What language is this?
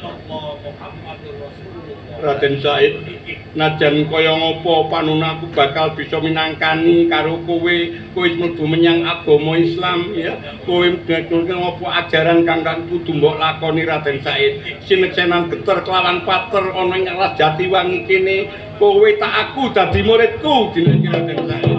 Indonesian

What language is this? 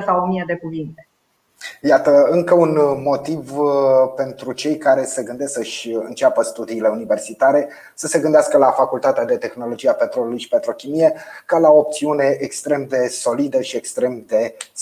Romanian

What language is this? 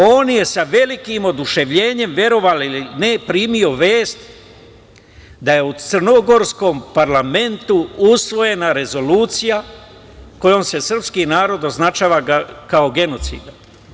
Serbian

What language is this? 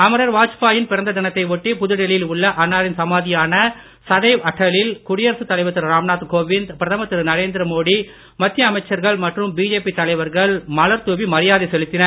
Tamil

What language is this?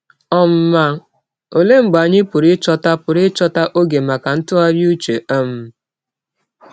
Igbo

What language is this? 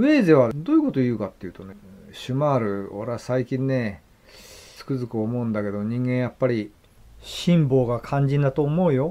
Japanese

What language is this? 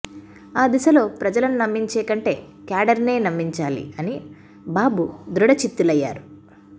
Telugu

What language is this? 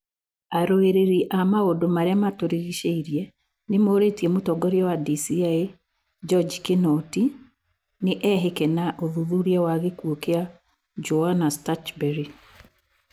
Kikuyu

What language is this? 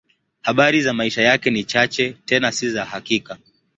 Swahili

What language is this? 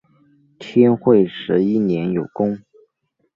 Chinese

